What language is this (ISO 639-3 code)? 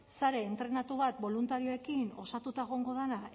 eus